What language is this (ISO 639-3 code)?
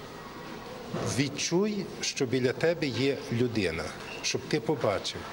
ukr